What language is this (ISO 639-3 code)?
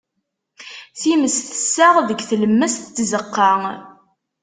kab